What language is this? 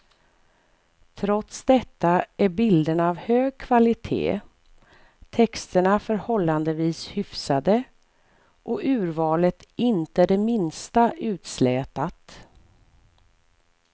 Swedish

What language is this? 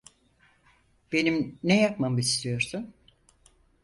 Turkish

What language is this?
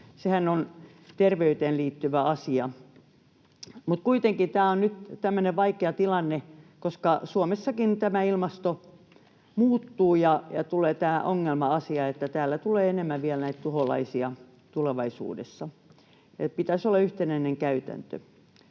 Finnish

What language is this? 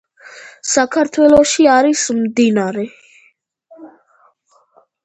Georgian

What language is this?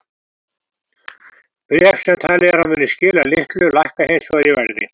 Icelandic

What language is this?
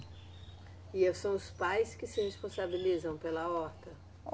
Portuguese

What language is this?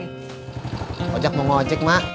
Indonesian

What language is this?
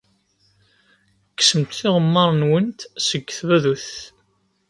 Kabyle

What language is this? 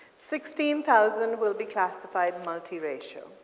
English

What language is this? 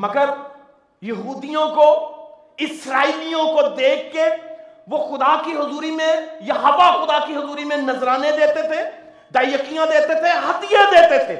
Urdu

